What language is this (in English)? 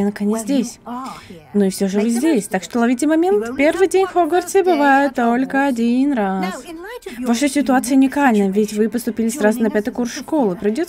Russian